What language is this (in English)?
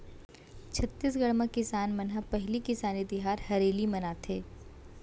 Chhattisgarhi